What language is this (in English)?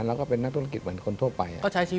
Thai